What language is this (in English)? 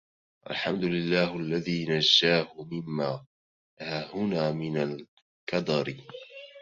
Arabic